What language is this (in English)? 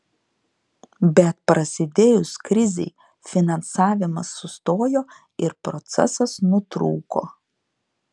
Lithuanian